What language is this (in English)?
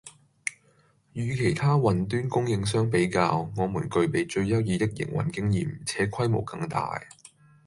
Cantonese